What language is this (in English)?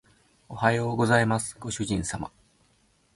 Japanese